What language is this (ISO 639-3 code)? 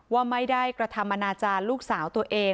tha